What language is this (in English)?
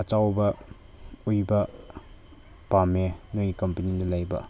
Manipuri